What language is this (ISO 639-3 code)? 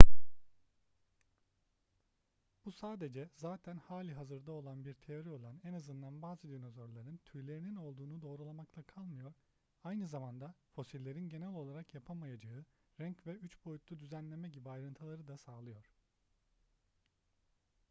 tur